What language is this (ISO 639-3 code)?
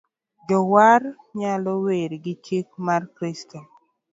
luo